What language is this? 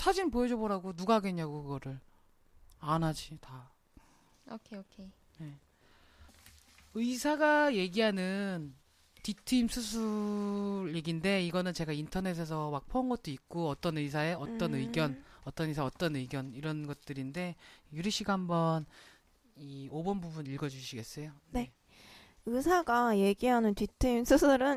Korean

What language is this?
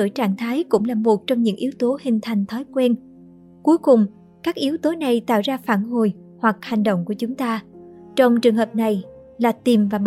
Vietnamese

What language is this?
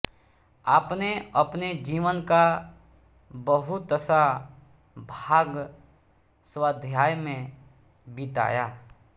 Hindi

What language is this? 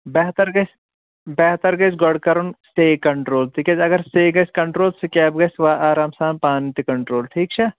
Kashmiri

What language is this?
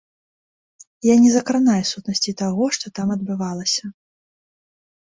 Belarusian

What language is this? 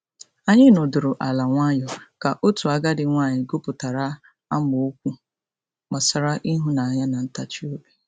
Igbo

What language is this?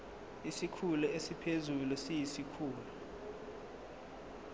Zulu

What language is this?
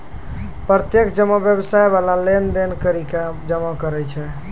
Maithili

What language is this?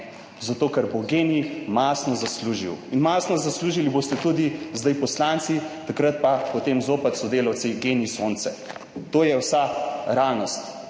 Slovenian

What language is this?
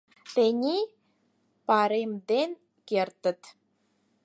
Mari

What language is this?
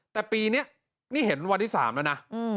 Thai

